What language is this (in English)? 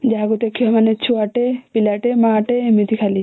Odia